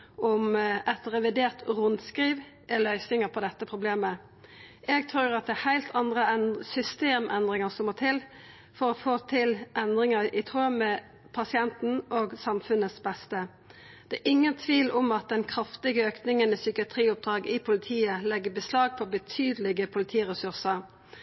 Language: Norwegian Nynorsk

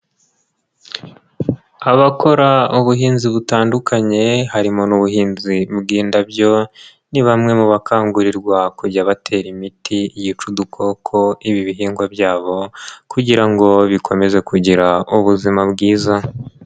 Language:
Kinyarwanda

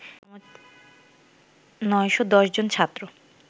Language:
Bangla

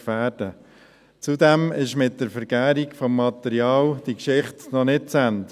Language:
Swiss German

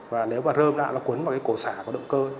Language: Vietnamese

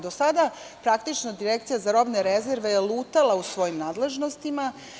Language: Serbian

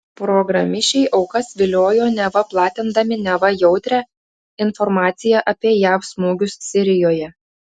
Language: Lithuanian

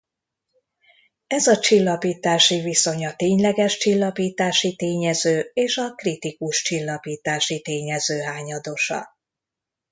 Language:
Hungarian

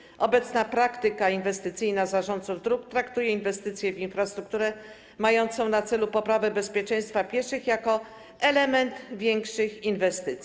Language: Polish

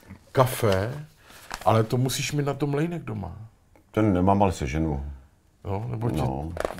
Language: Czech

